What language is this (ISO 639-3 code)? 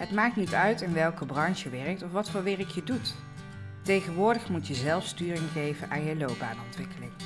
nld